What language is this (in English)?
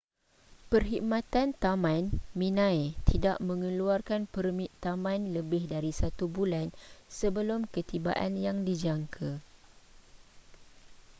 Malay